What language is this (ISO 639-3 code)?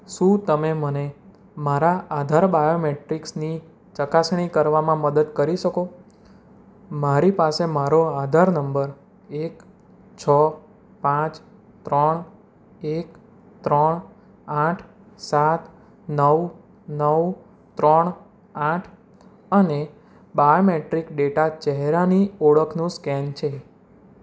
guj